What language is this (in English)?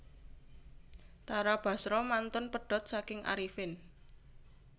Javanese